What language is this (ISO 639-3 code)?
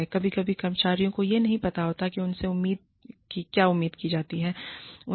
hin